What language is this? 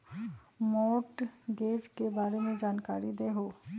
Magahi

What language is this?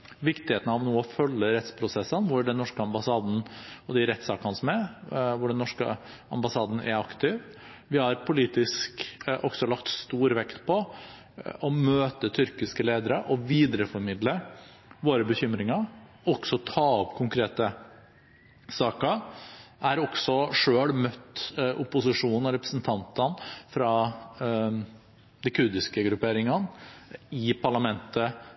Norwegian Bokmål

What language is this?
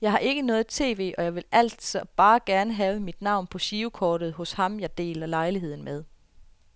Danish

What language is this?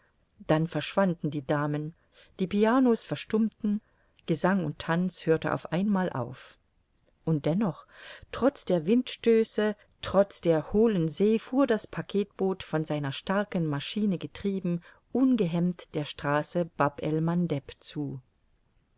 German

